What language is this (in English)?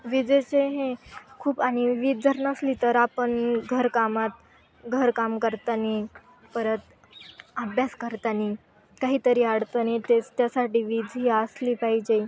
Marathi